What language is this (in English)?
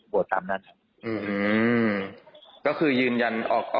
Thai